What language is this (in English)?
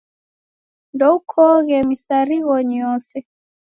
Taita